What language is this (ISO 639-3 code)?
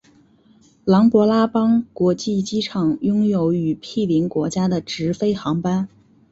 zho